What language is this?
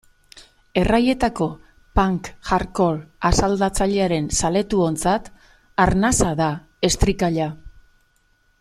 Basque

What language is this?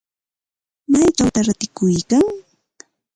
Ambo-Pasco Quechua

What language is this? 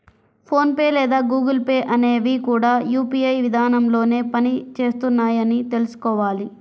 Telugu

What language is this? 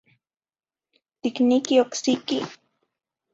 Zacatlán-Ahuacatlán-Tepetzintla Nahuatl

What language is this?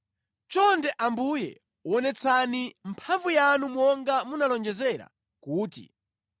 Nyanja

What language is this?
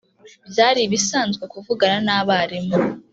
Kinyarwanda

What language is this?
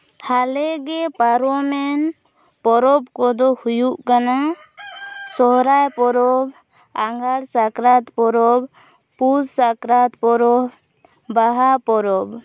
Santali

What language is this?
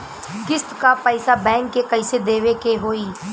Bhojpuri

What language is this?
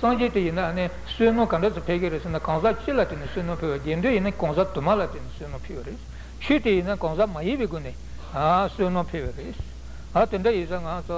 Italian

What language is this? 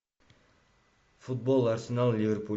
Russian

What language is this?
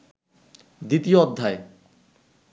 Bangla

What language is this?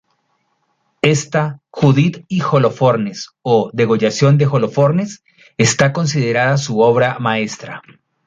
Spanish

